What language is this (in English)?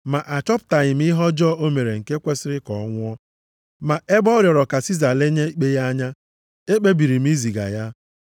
Igbo